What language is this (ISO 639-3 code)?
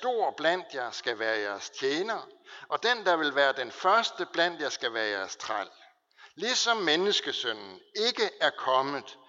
dan